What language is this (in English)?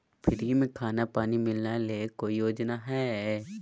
Magahi